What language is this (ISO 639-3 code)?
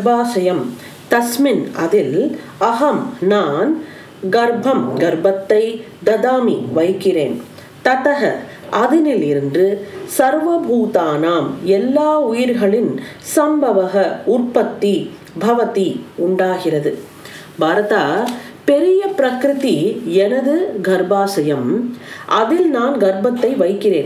tam